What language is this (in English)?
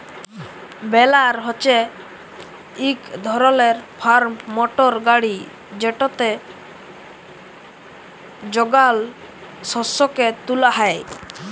Bangla